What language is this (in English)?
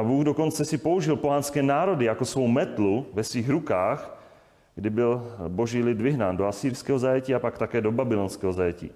Czech